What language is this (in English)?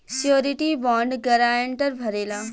Bhojpuri